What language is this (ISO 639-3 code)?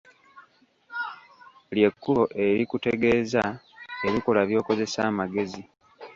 lug